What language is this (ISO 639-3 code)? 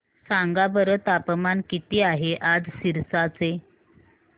mar